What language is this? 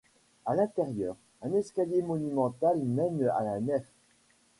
French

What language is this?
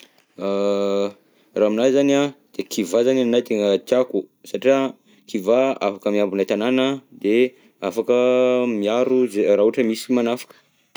Southern Betsimisaraka Malagasy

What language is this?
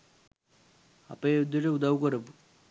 Sinhala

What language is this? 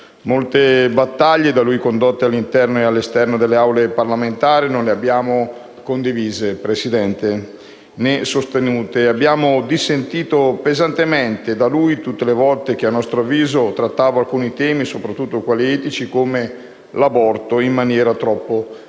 Italian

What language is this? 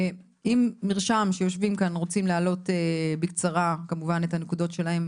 Hebrew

